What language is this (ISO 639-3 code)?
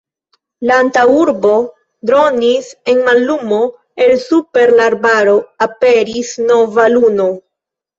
epo